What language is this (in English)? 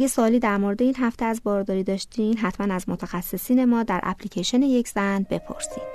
Persian